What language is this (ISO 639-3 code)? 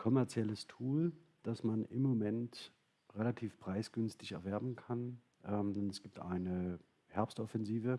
deu